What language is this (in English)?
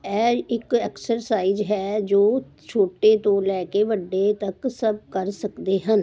Punjabi